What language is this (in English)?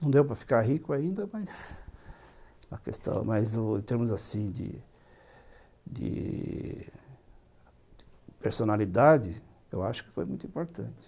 Portuguese